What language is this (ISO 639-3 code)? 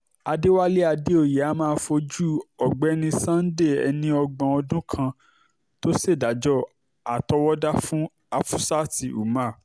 yor